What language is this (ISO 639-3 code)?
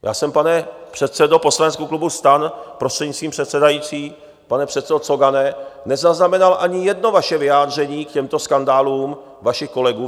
ces